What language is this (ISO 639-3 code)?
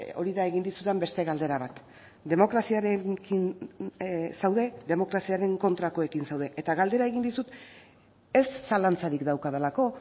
eus